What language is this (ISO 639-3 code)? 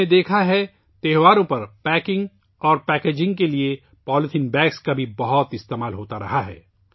urd